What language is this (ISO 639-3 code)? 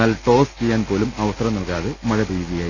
mal